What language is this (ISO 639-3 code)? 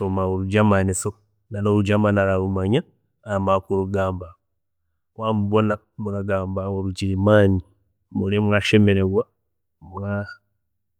cgg